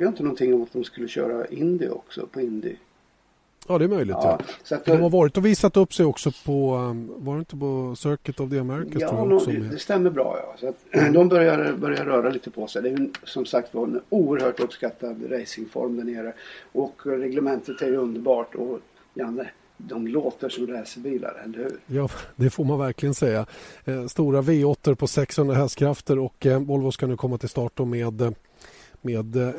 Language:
Swedish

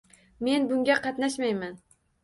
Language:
Uzbek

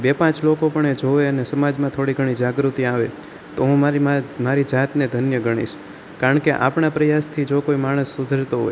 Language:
Gujarati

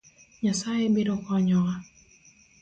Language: Luo (Kenya and Tanzania)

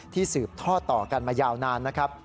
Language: Thai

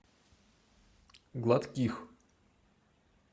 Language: Russian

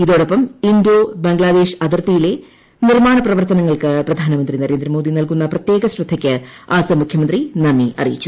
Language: Malayalam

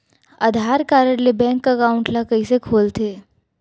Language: Chhattisgarhi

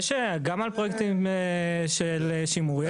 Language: Hebrew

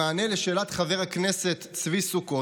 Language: Hebrew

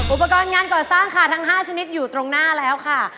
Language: Thai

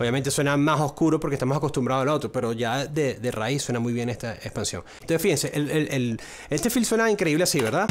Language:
Spanish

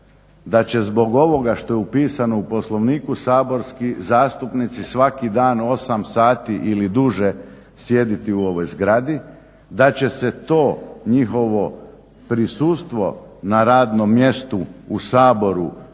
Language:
Croatian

